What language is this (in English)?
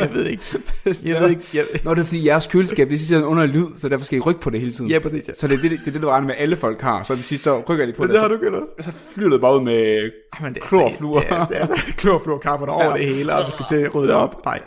Danish